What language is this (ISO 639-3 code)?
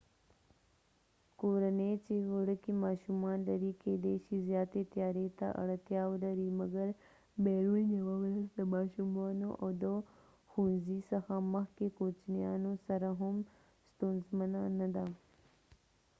pus